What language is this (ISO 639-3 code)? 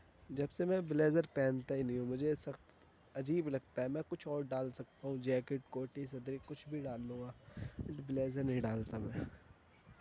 urd